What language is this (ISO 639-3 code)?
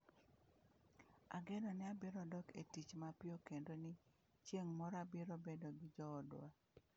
luo